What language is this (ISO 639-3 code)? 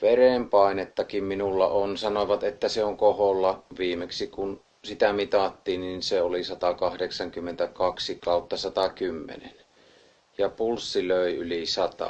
fin